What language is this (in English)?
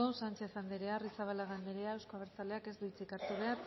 Basque